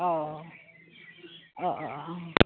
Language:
Bodo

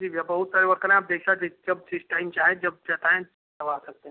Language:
Hindi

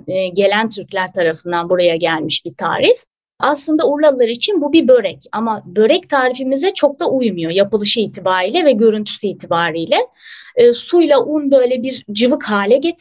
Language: Turkish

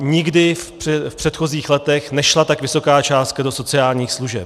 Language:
Czech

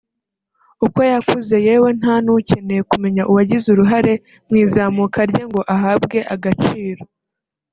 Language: Kinyarwanda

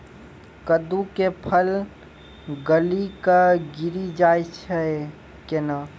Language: Maithili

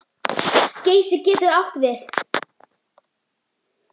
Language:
Icelandic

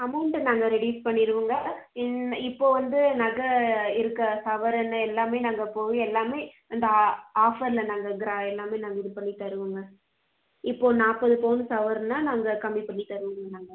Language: Tamil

